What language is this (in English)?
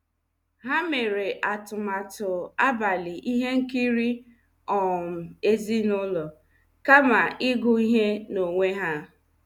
Igbo